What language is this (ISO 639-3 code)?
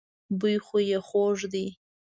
pus